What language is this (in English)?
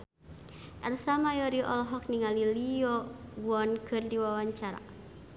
Sundanese